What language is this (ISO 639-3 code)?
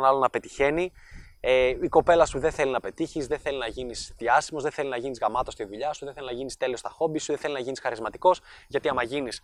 ell